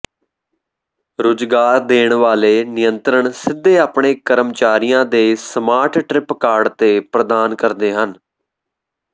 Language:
Punjabi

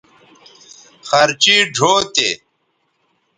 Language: Bateri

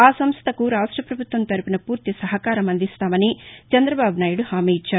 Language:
Telugu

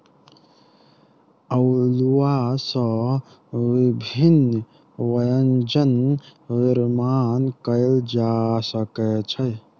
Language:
Maithili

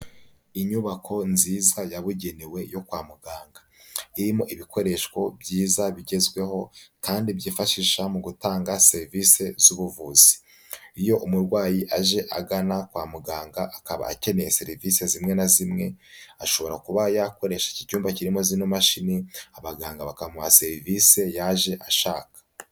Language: Kinyarwanda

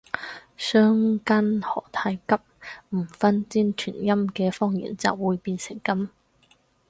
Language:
Cantonese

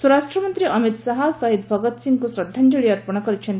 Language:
Odia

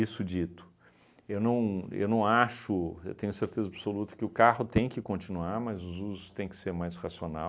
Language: Portuguese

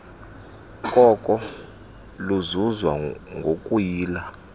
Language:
Xhosa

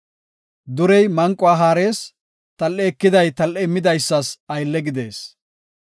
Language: Gofa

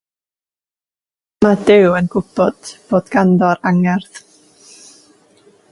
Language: Welsh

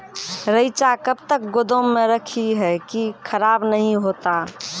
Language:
Maithili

